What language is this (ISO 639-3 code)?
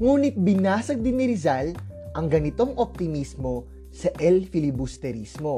fil